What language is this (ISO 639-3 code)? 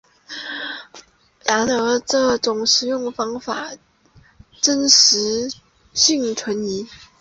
zho